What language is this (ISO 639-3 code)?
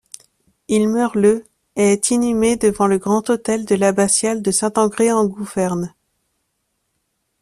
fra